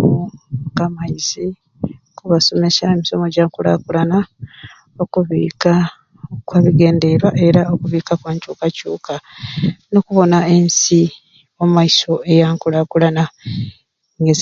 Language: Ruuli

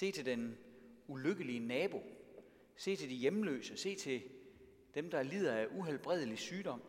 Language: Danish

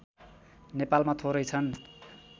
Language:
Nepali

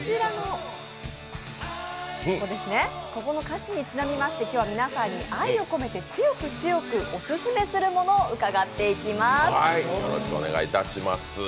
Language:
Japanese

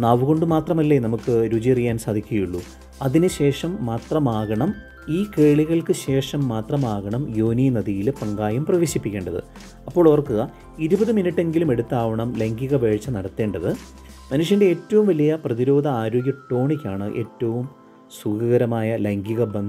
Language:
Romanian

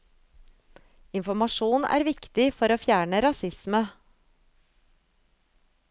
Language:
Norwegian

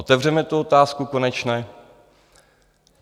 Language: Czech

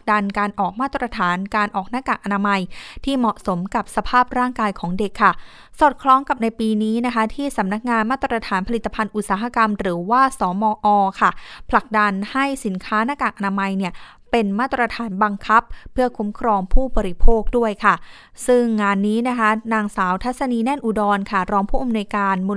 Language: Thai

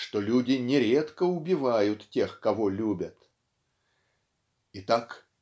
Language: Russian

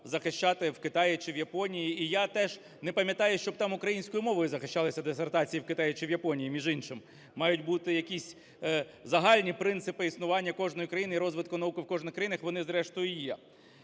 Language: Ukrainian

